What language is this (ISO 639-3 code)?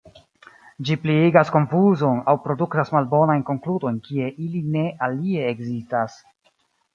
epo